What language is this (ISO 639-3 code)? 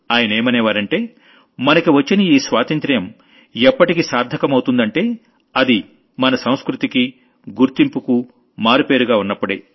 tel